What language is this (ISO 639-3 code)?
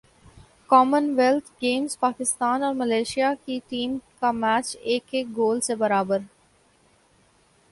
urd